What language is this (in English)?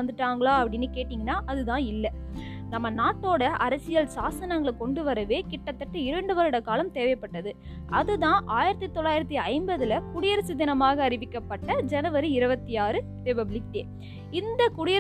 Tamil